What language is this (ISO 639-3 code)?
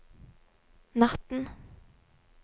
nor